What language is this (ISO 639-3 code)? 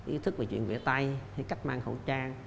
vie